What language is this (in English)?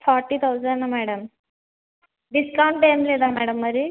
Telugu